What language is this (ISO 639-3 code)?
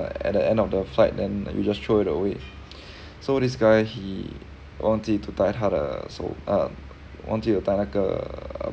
eng